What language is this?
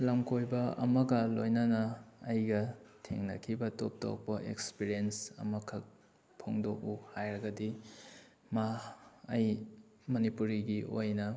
Manipuri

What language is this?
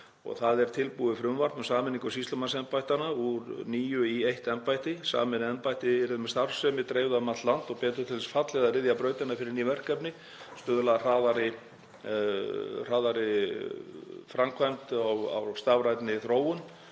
Icelandic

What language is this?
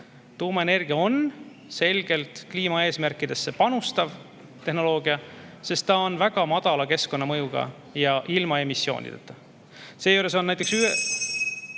Estonian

